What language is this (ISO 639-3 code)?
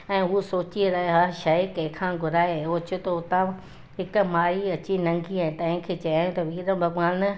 snd